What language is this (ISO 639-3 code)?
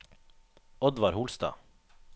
nor